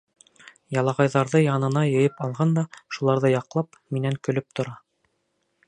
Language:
Bashkir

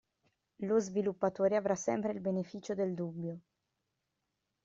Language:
Italian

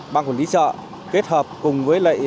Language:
Vietnamese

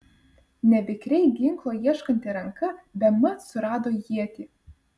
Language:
Lithuanian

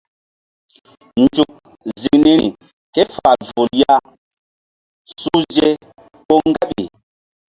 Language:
Mbum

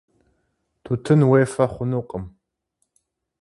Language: Kabardian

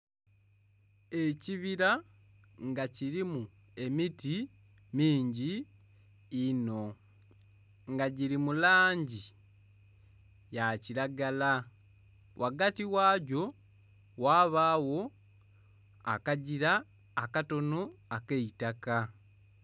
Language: Soga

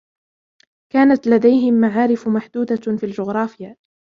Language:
Arabic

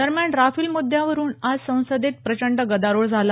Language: Marathi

